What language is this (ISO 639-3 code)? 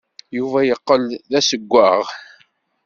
kab